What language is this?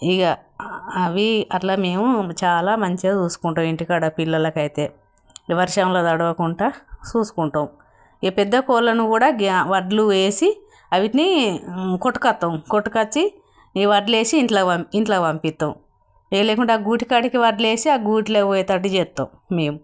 Telugu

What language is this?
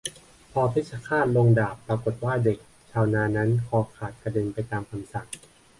Thai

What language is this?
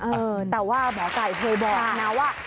Thai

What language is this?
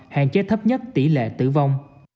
Vietnamese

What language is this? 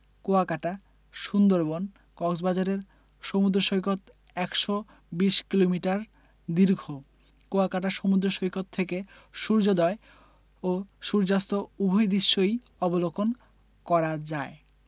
Bangla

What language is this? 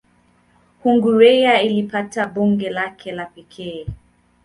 Swahili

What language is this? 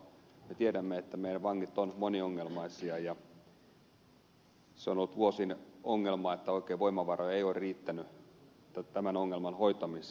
Finnish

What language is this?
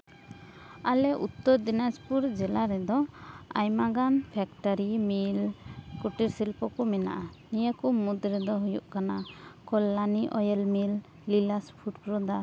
Santali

